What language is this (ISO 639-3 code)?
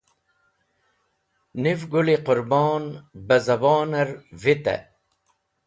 wbl